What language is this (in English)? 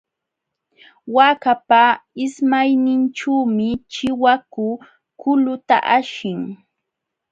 Jauja Wanca Quechua